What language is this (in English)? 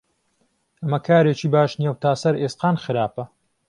Central Kurdish